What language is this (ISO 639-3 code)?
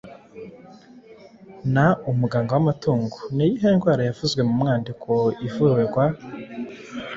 kin